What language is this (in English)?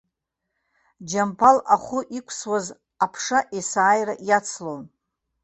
Abkhazian